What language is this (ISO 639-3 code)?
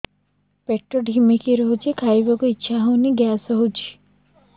ori